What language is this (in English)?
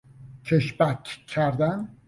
Persian